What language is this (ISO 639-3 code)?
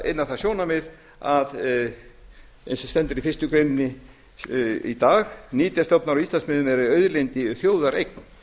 isl